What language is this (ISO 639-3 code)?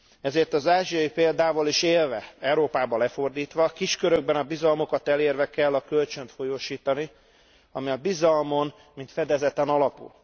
hun